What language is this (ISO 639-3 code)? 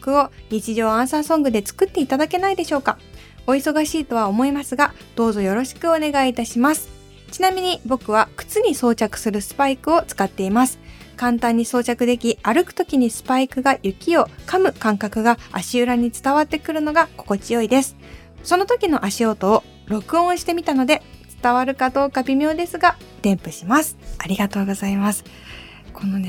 jpn